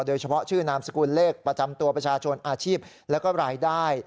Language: Thai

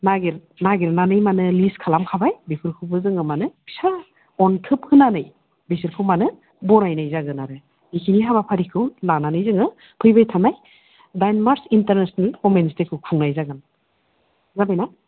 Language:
Bodo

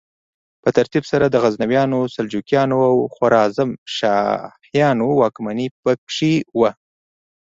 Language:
Pashto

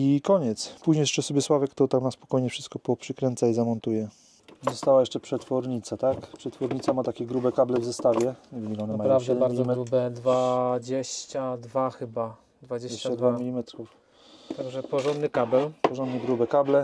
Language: Polish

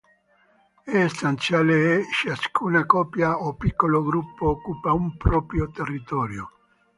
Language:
Italian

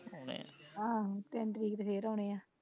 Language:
Punjabi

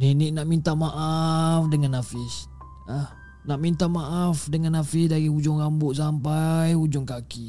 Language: Malay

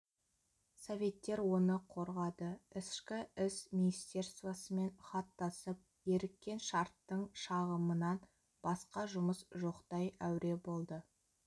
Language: Kazakh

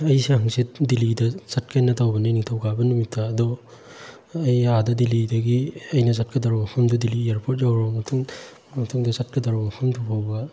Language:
Manipuri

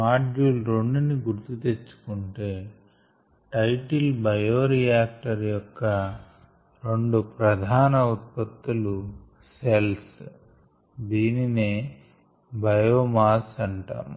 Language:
Telugu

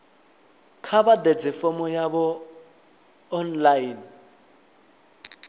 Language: Venda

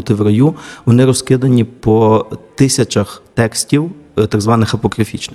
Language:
Ukrainian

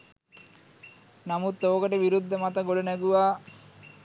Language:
Sinhala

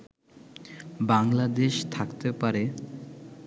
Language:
Bangla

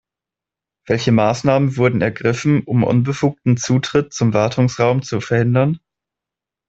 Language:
German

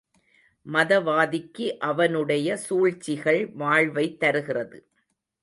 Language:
Tamil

